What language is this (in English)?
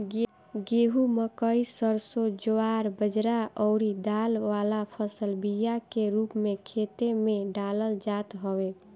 Bhojpuri